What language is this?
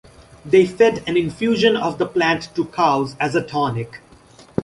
English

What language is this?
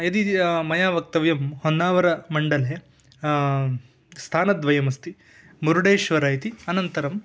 Sanskrit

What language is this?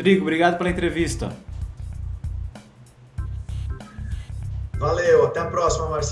Portuguese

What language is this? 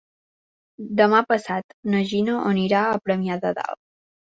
Catalan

